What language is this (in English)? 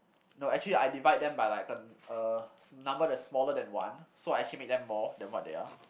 English